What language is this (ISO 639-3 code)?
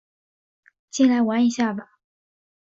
zho